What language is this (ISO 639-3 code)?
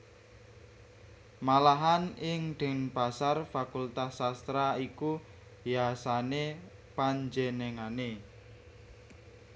jav